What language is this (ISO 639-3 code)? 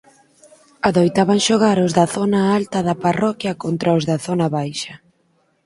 glg